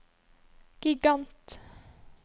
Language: Norwegian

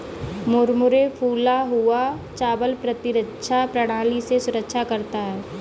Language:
Hindi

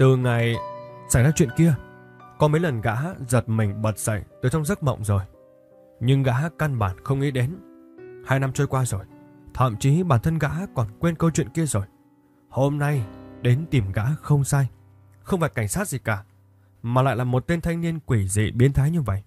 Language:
Vietnamese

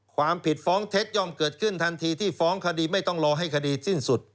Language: Thai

